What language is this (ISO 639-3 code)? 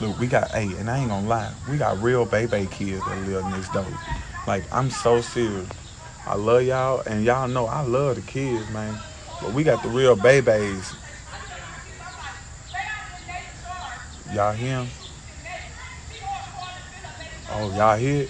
eng